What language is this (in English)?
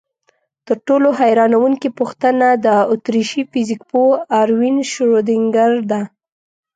Pashto